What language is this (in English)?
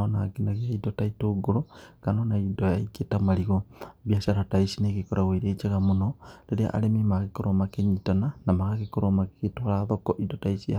Kikuyu